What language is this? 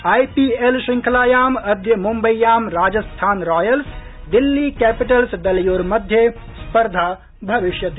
Sanskrit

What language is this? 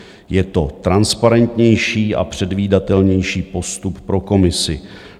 Czech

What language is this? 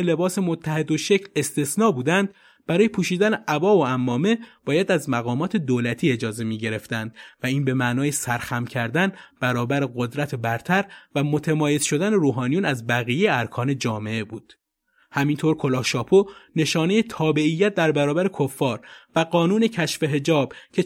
Persian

